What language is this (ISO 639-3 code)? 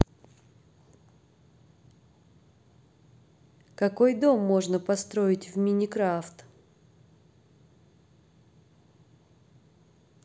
rus